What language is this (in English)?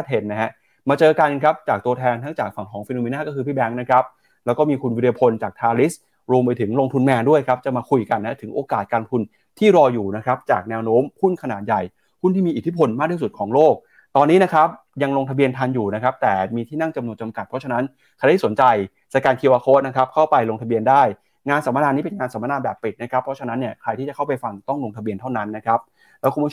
Thai